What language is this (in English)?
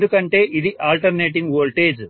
Telugu